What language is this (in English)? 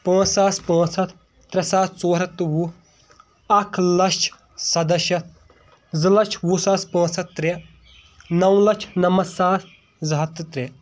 Kashmiri